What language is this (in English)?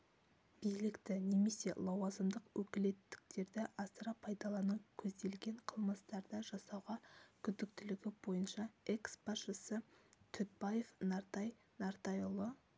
Kazakh